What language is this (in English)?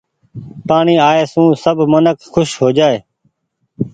Goaria